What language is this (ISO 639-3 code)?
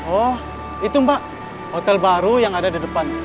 ind